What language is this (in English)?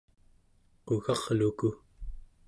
Central Yupik